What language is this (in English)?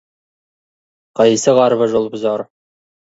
Kazakh